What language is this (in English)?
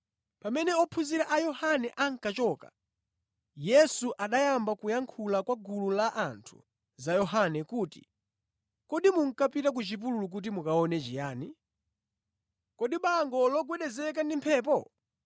Nyanja